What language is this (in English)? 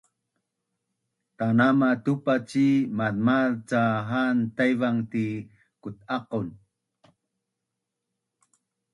Bunun